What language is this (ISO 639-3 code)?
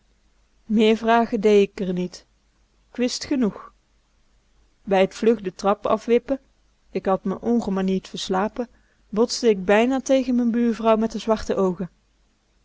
nld